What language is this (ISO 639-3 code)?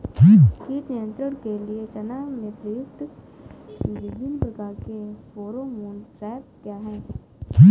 hin